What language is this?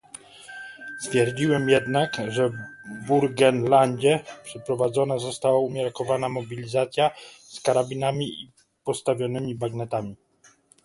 Polish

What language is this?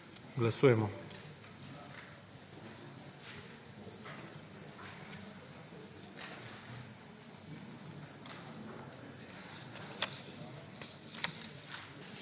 Slovenian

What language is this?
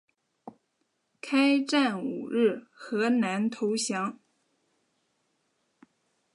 Chinese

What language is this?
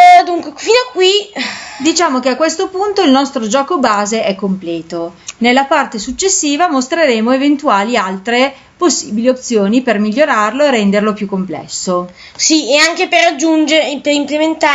Italian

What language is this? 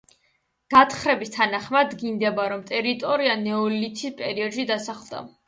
Georgian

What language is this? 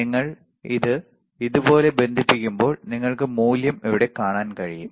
Malayalam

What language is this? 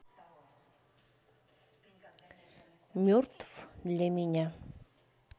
Russian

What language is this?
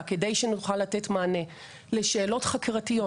Hebrew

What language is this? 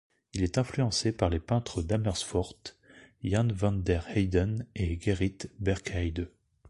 French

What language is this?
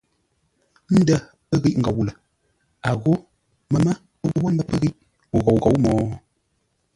Ngombale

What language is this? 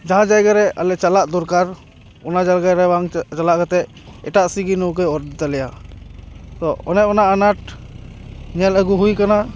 Santali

